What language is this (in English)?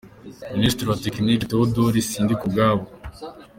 Kinyarwanda